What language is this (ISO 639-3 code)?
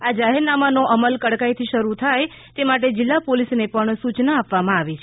guj